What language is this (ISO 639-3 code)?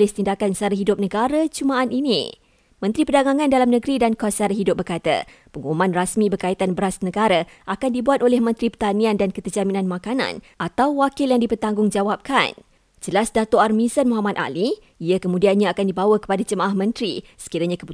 msa